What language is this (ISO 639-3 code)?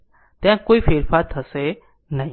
guj